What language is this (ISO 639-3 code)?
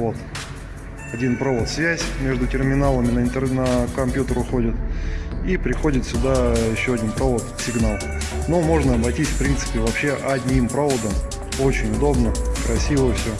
rus